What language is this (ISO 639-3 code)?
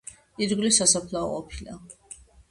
kat